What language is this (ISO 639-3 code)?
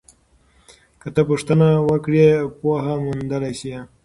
pus